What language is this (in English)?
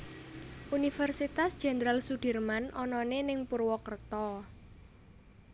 Javanese